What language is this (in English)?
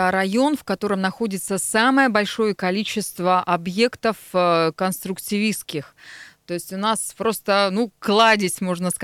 Russian